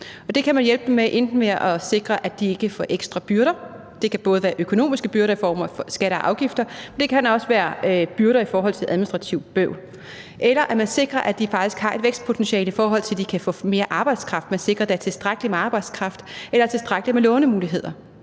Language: Danish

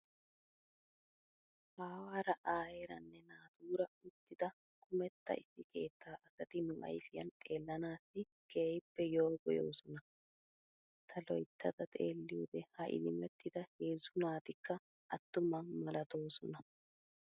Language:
Wolaytta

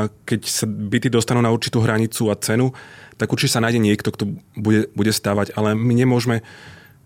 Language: Slovak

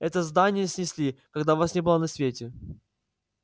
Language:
Russian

